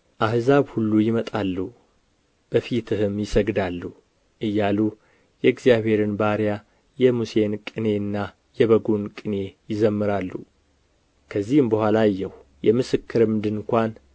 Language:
Amharic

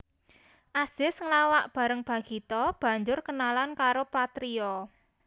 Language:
Javanese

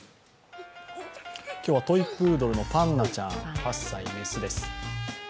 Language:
Japanese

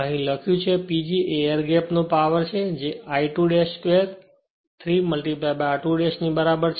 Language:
Gujarati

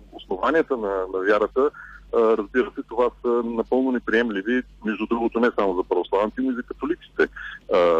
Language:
Bulgarian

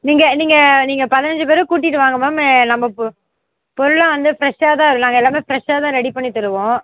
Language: Tamil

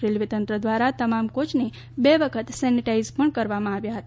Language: Gujarati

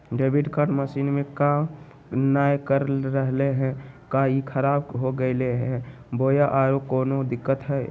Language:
Magahi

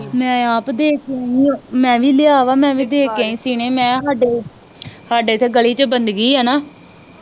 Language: Punjabi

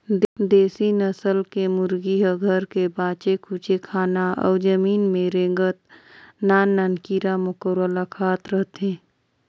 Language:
Chhattisgarhi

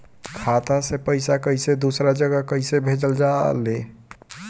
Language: Bhojpuri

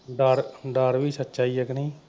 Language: Punjabi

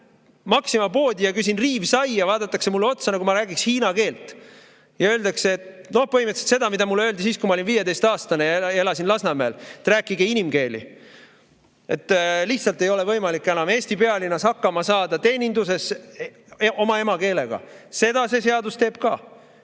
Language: Estonian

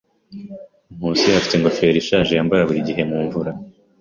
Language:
Kinyarwanda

